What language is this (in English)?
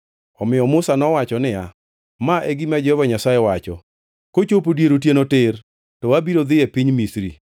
Luo (Kenya and Tanzania)